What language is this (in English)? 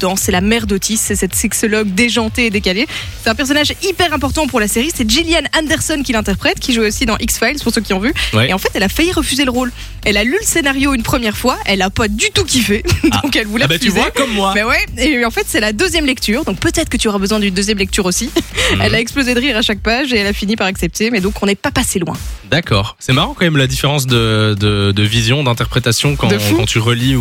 French